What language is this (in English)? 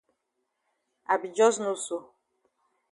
Cameroon Pidgin